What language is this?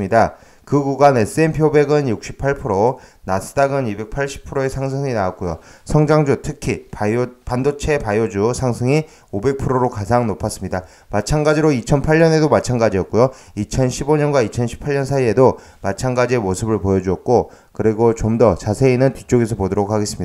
Korean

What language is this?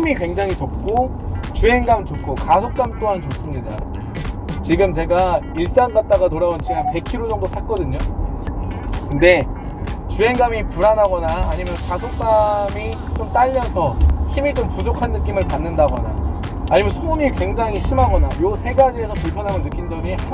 Korean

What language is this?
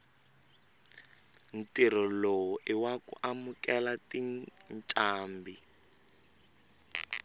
Tsonga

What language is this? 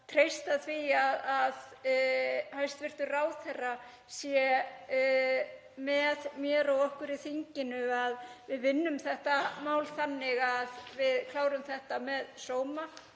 Icelandic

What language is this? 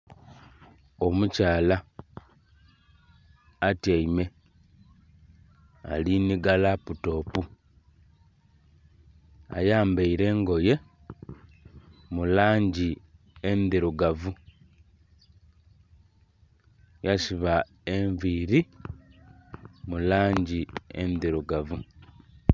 Soga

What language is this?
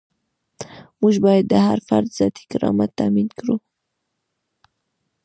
Pashto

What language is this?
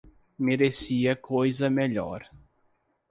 Portuguese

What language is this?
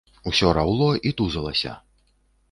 Belarusian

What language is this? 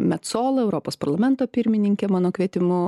Lithuanian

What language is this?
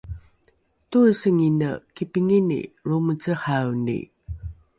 Rukai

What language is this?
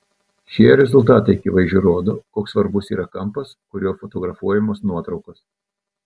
Lithuanian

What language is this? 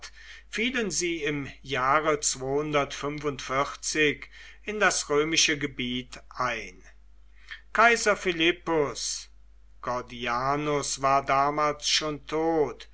German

